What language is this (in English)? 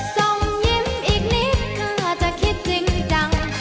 Thai